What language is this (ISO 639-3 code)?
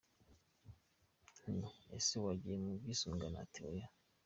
kin